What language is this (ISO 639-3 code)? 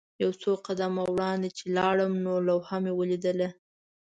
pus